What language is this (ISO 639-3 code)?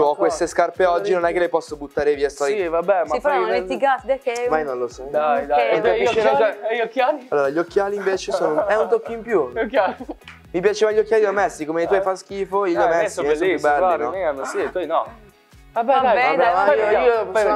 ita